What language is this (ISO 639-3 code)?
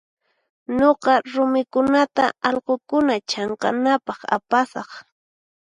qxp